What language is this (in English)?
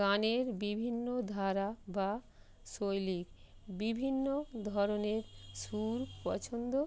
Bangla